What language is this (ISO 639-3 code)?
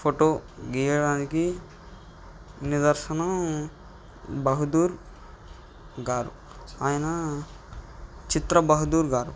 tel